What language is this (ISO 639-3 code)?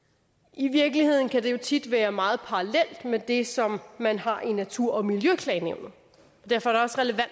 dan